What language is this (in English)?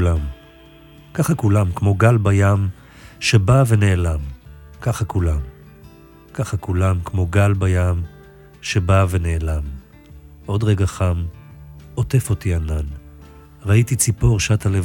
Hebrew